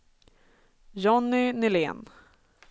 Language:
Swedish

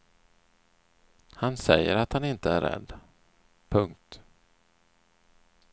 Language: Swedish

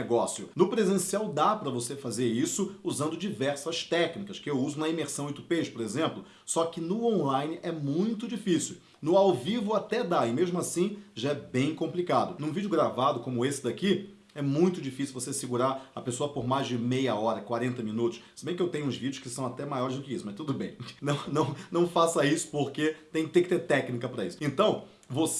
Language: Portuguese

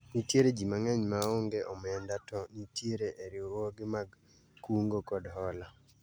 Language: Luo (Kenya and Tanzania)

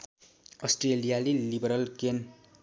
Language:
Nepali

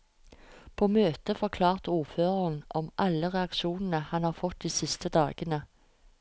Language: Norwegian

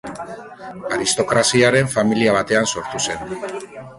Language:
Basque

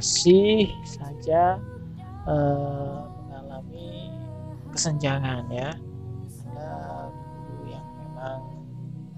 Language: Indonesian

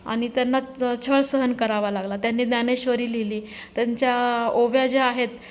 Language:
Marathi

